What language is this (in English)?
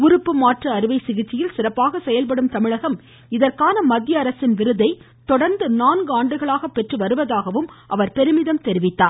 Tamil